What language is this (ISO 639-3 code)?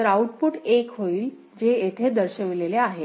mar